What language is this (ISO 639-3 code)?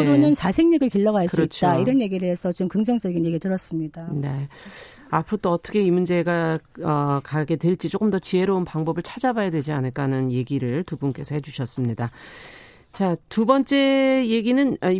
kor